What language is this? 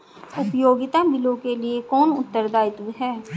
Hindi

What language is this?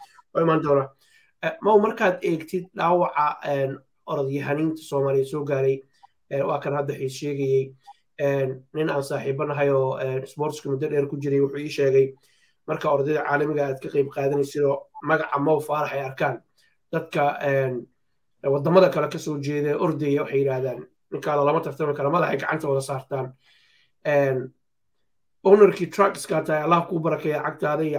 Arabic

